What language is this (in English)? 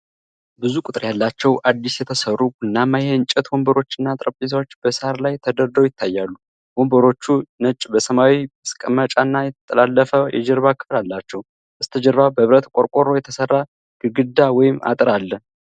Amharic